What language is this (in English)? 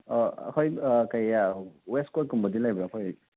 Manipuri